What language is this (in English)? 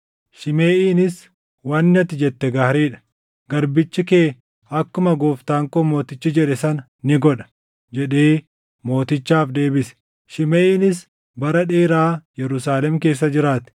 Oromo